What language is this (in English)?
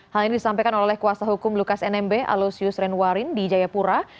Indonesian